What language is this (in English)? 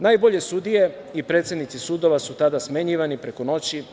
Serbian